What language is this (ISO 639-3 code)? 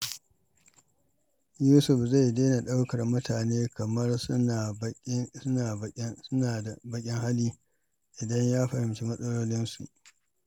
hau